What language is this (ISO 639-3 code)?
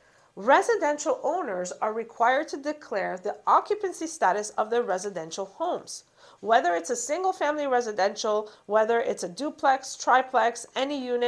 eng